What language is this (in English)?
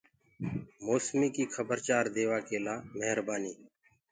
Gurgula